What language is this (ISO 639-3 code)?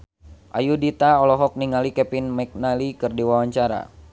sun